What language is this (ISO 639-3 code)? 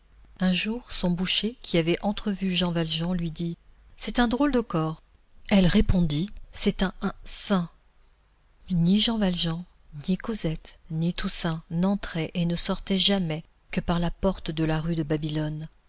fra